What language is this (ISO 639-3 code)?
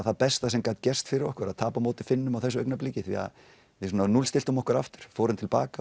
isl